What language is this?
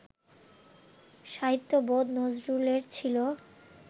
Bangla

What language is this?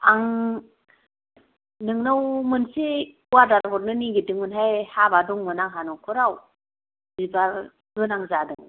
Bodo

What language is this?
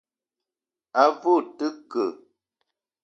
Eton (Cameroon)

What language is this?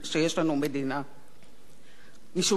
Hebrew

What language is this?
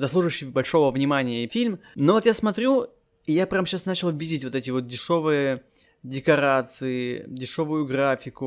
Russian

